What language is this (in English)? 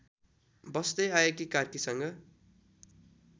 Nepali